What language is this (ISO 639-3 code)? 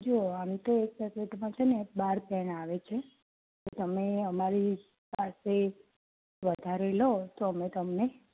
guj